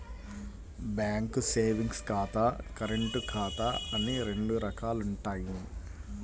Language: Telugu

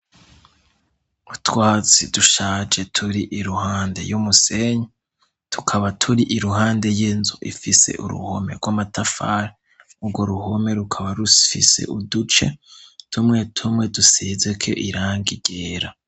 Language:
Rundi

